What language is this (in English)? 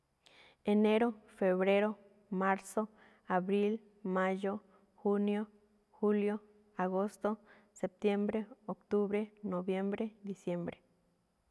Malinaltepec Me'phaa